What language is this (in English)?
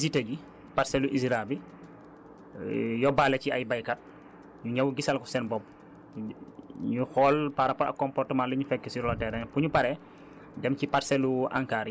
Wolof